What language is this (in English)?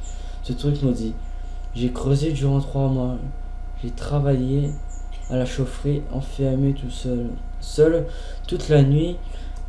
French